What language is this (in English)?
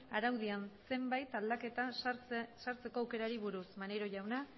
Basque